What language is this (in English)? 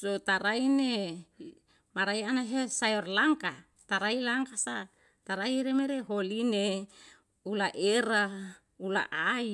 Yalahatan